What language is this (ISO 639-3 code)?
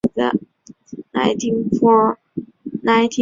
zho